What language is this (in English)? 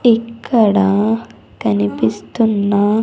Telugu